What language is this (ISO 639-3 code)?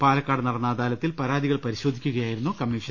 mal